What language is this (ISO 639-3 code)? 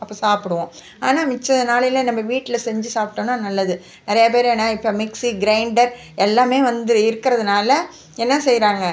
tam